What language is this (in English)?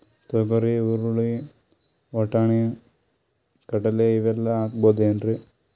Kannada